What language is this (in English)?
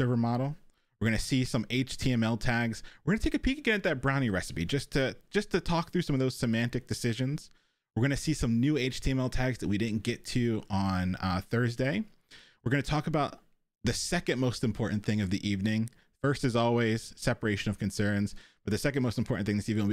English